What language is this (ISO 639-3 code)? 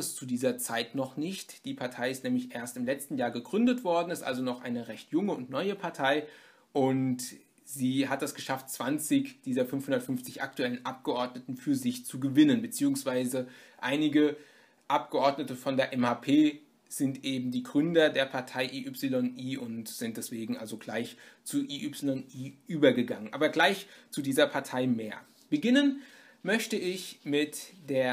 deu